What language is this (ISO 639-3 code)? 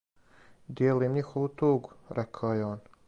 srp